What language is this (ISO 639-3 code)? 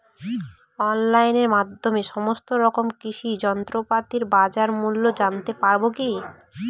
ben